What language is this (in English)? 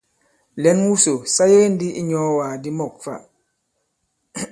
Bankon